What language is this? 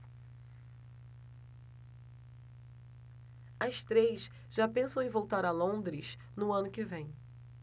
Portuguese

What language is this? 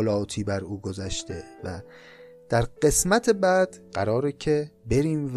Persian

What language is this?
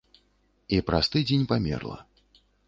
Belarusian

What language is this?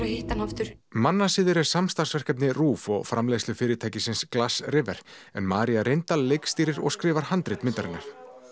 Icelandic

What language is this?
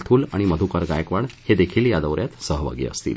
Marathi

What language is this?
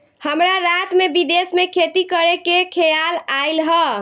Bhojpuri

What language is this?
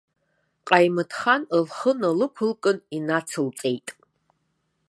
Abkhazian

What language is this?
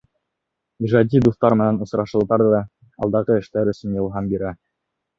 Bashkir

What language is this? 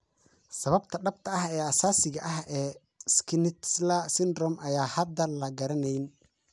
Somali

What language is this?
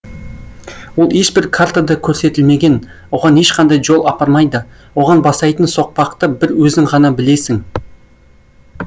Kazakh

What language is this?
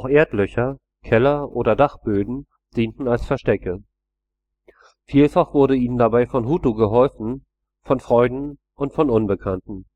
German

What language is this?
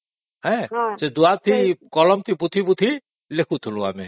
Odia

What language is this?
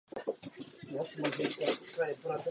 Czech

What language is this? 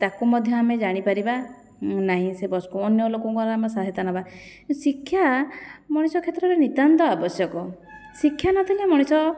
Odia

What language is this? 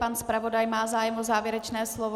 Czech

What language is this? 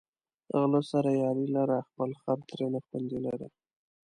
Pashto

